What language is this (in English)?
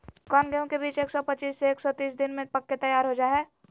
Magahi